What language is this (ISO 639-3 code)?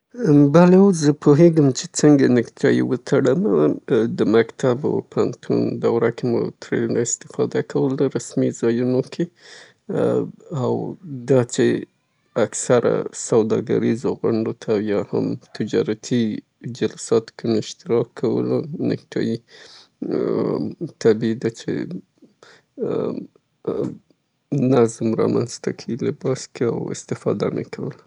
pbt